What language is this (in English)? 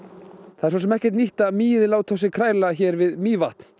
Icelandic